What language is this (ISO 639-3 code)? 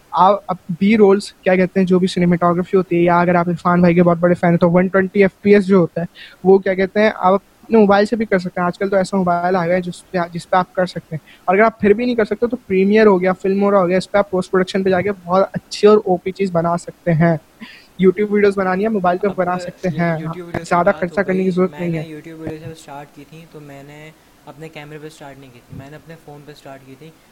urd